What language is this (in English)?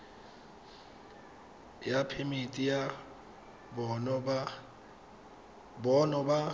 Tswana